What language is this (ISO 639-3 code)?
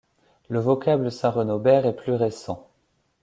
fra